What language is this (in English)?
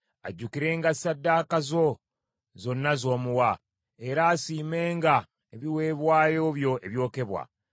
Ganda